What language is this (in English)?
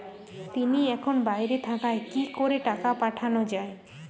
Bangla